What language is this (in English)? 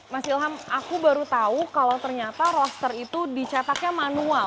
Indonesian